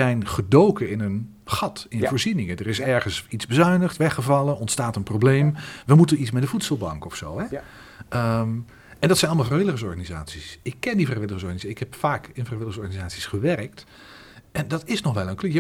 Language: Dutch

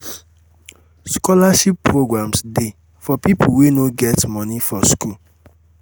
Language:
Nigerian Pidgin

